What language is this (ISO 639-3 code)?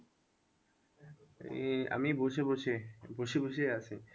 ben